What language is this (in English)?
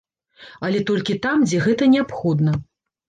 Belarusian